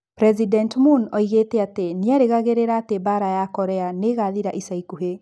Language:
Kikuyu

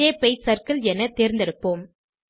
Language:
Tamil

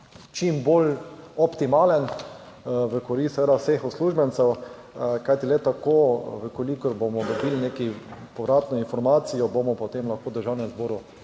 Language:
Slovenian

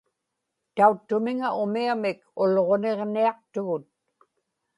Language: Inupiaq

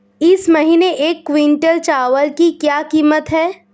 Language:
Hindi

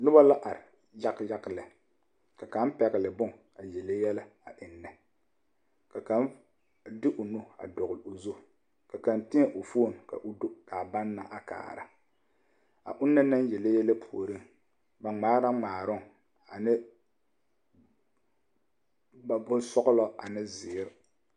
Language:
Southern Dagaare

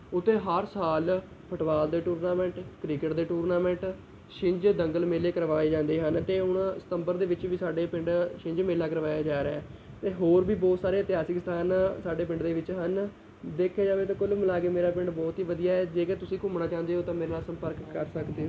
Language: Punjabi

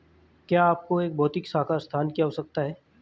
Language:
Hindi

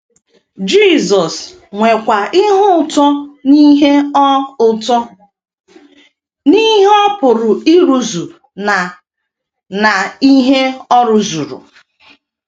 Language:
Igbo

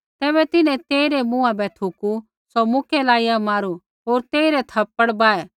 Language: Kullu Pahari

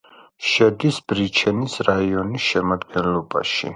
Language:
Georgian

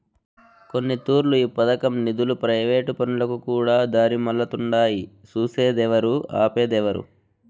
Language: Telugu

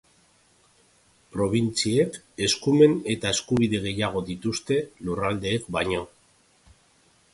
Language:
Basque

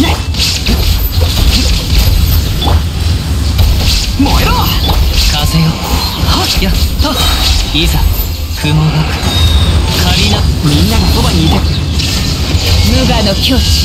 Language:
Japanese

